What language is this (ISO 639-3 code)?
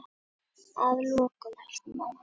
isl